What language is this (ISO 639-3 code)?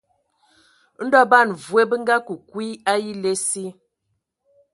ewo